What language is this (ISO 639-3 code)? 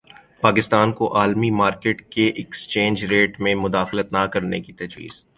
urd